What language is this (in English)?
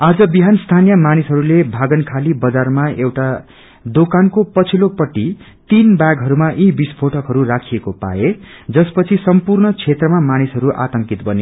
Nepali